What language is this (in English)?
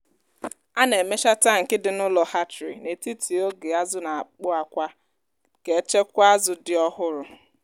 Igbo